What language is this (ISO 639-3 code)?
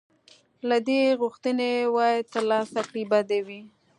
pus